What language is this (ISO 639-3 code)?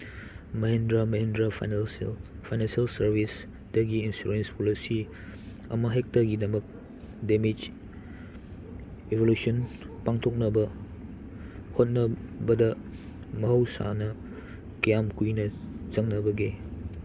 mni